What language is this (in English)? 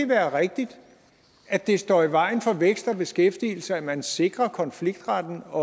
Danish